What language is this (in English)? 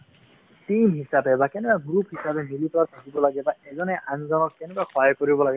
Assamese